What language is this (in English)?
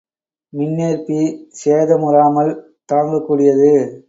Tamil